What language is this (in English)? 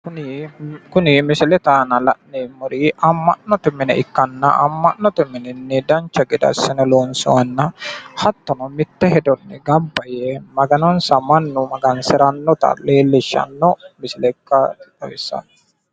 Sidamo